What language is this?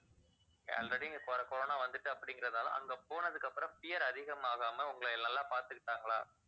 Tamil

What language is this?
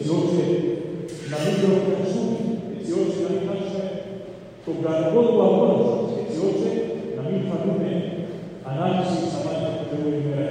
Greek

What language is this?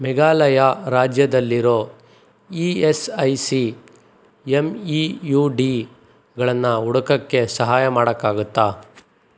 Kannada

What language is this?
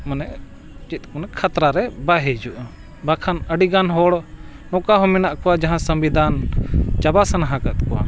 Santali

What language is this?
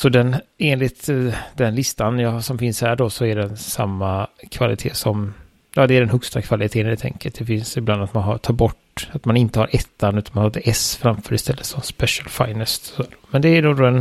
Swedish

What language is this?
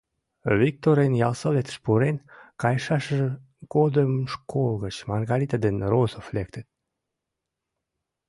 Mari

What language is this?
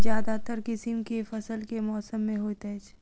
Maithili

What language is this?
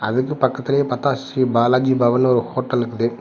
Tamil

